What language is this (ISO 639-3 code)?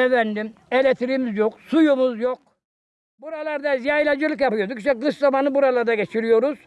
tur